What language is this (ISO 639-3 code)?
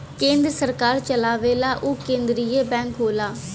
bho